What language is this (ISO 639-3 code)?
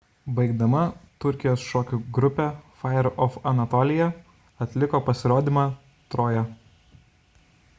lit